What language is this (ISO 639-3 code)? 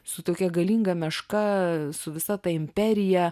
lit